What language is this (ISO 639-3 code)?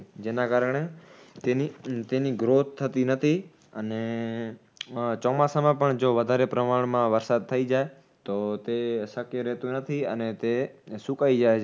guj